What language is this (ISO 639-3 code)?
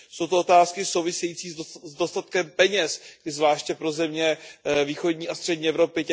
ces